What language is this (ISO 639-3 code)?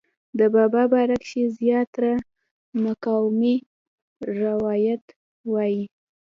pus